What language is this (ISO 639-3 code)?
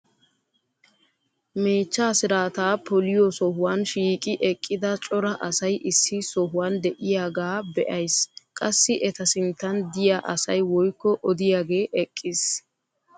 wal